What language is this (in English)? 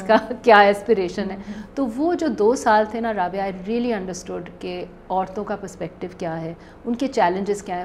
Urdu